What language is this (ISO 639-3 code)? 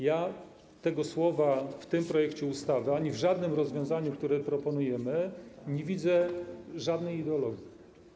pol